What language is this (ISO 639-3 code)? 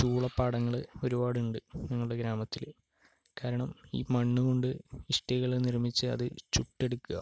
mal